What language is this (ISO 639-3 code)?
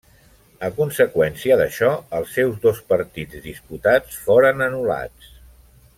cat